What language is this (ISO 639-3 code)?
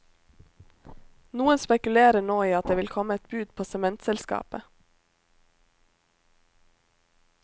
nor